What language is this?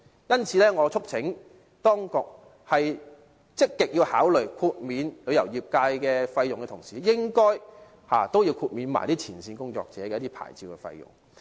Cantonese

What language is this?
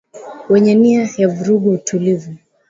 Swahili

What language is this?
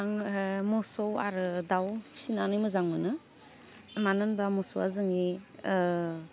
Bodo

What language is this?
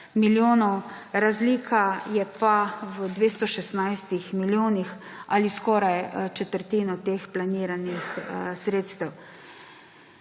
Slovenian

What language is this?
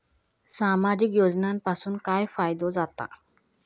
Marathi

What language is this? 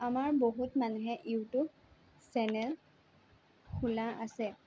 Assamese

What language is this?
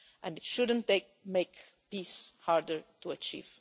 English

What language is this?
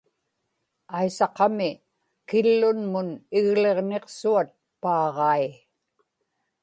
Inupiaq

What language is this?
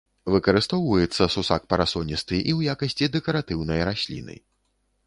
Belarusian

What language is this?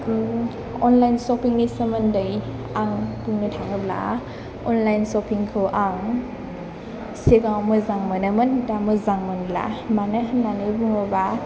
Bodo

